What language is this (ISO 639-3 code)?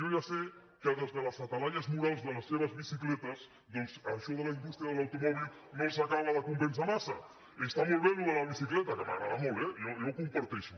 cat